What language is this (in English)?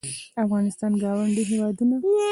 Pashto